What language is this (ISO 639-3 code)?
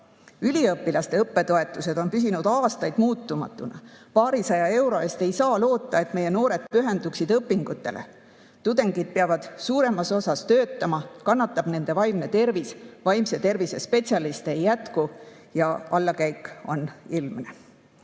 est